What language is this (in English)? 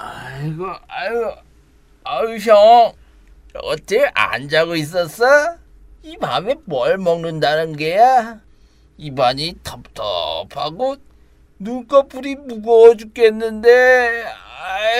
Korean